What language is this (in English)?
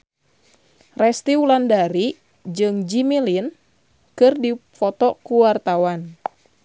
Sundanese